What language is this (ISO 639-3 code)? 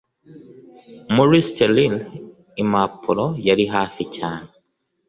kin